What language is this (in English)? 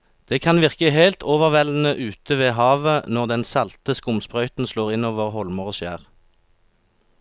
Norwegian